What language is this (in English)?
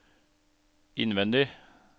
Norwegian